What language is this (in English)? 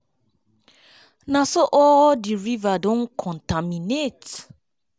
Nigerian Pidgin